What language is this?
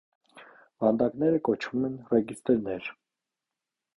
Armenian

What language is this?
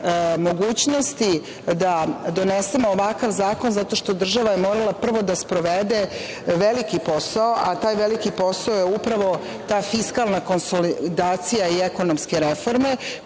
Serbian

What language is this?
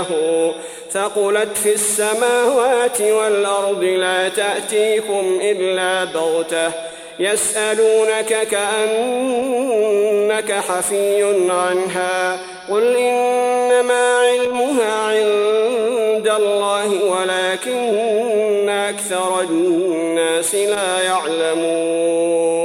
Arabic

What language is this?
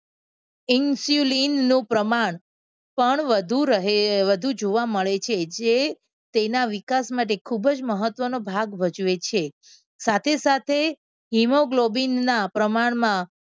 Gujarati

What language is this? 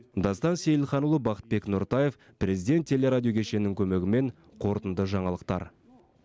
Kazakh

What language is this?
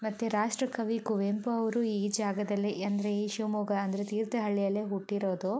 Kannada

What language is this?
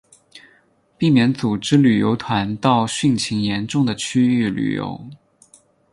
Chinese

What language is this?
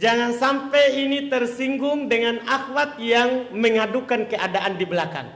Indonesian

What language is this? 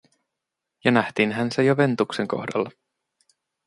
Finnish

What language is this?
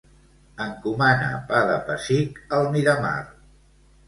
Catalan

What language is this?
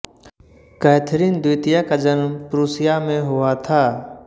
Hindi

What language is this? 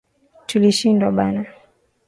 Swahili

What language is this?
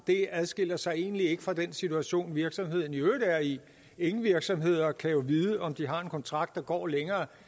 Danish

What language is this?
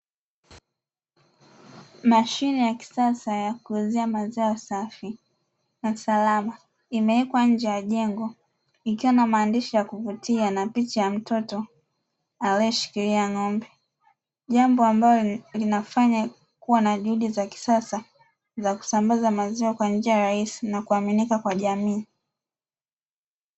Swahili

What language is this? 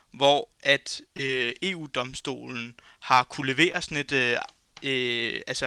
Danish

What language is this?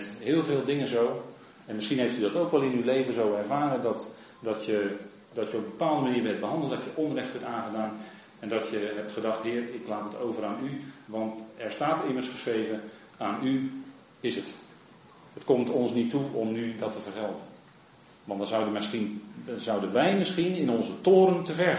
Dutch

